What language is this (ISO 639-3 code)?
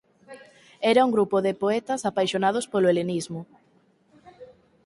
glg